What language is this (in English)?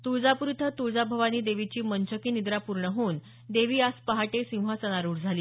Marathi